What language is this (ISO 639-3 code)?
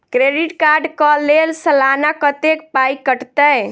mai